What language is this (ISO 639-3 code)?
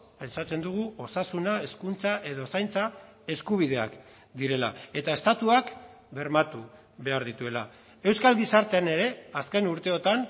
eus